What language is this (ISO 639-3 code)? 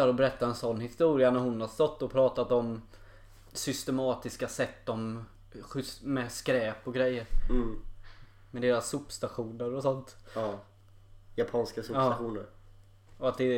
swe